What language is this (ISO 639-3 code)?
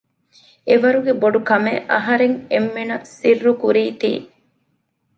div